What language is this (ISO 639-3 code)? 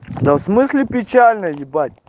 rus